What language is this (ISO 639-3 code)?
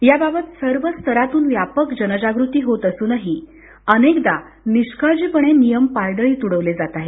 mar